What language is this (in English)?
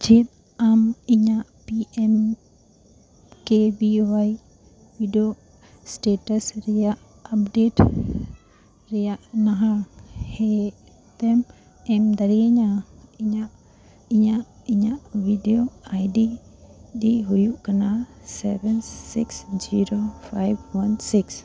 Santali